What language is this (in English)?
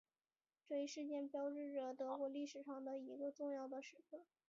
Chinese